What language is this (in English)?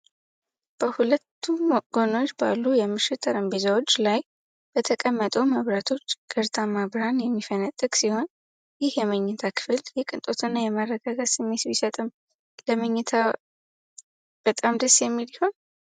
Amharic